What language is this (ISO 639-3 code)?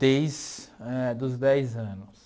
por